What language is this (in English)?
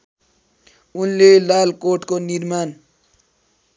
Nepali